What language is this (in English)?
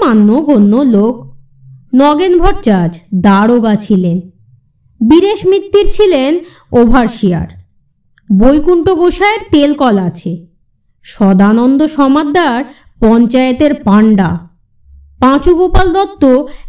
Bangla